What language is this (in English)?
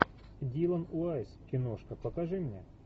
Russian